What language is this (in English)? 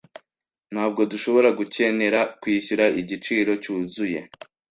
Kinyarwanda